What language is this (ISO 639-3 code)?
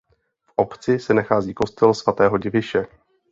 ces